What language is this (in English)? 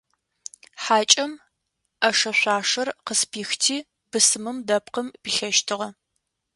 Adyghe